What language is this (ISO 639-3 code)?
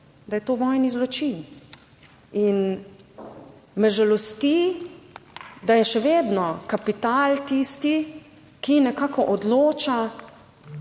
slv